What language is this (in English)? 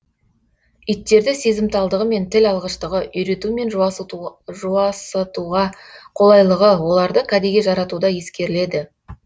Kazakh